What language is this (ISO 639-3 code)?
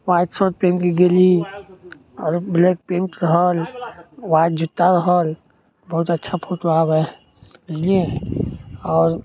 mai